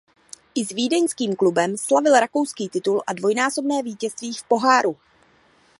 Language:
Czech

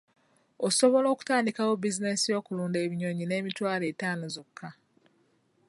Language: Ganda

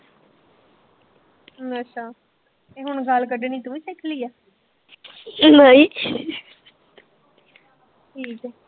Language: Punjabi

